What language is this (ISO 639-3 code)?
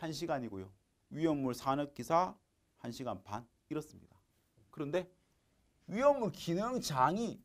kor